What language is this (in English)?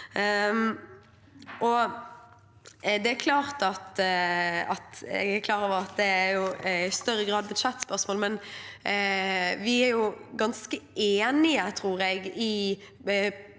Norwegian